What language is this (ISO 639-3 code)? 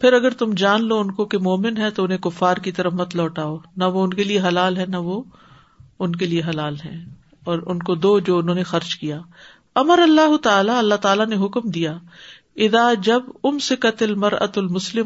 urd